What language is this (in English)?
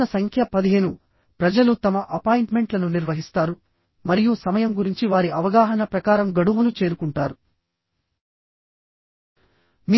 Telugu